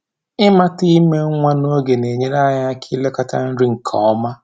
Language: Igbo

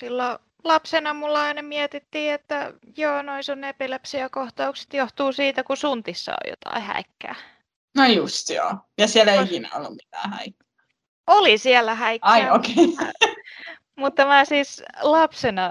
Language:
Finnish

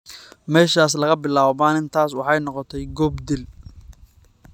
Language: Somali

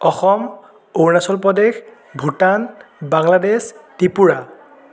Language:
Assamese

